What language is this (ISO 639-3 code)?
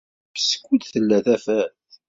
kab